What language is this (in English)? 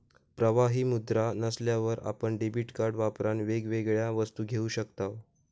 Marathi